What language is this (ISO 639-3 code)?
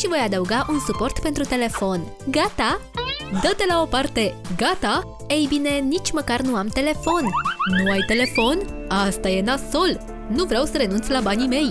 ron